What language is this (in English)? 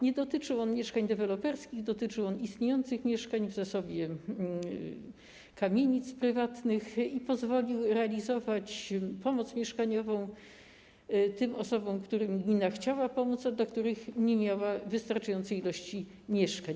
Polish